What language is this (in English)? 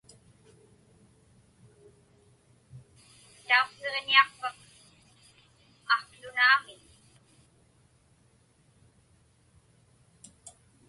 Inupiaq